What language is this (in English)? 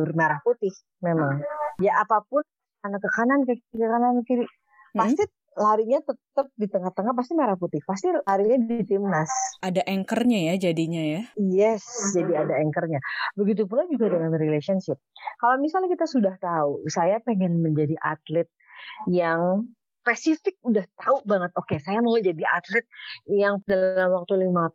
Indonesian